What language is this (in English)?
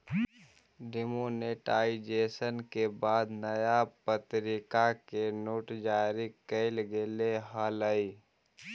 Magahi